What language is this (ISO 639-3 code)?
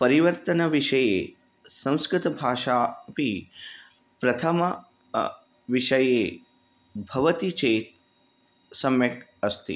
san